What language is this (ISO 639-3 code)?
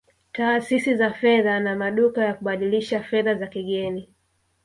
swa